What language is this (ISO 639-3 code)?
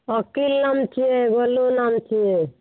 mai